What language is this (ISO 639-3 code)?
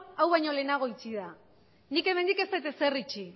eus